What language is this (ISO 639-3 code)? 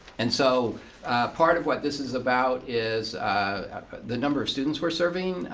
eng